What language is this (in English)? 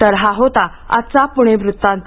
Marathi